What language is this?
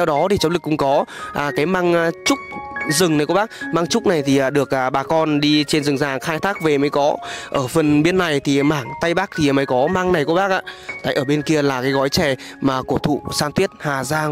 Vietnamese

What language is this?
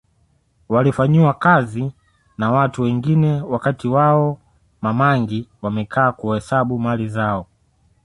Swahili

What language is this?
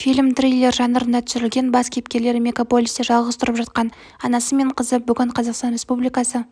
Kazakh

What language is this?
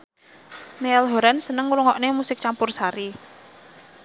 Javanese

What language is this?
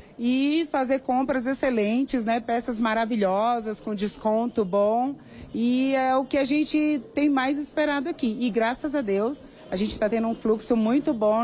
Portuguese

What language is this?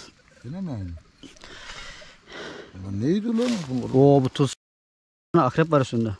Turkish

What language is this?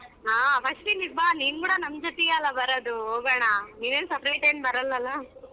Kannada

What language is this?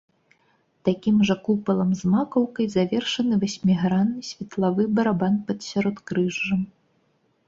Belarusian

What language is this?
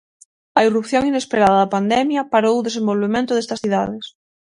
Galician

